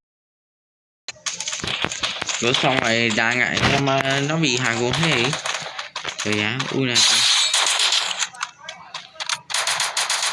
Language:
Vietnamese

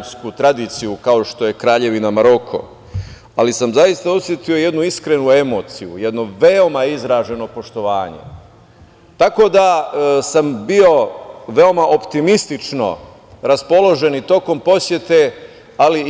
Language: Serbian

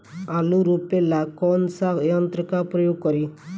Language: Bhojpuri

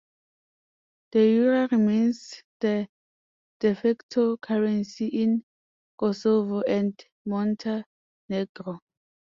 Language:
English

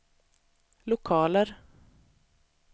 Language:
Swedish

